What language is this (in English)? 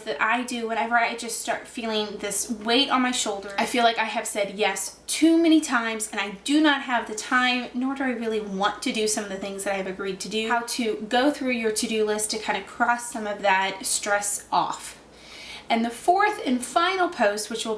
English